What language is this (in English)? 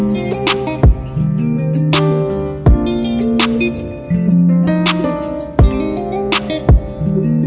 Vietnamese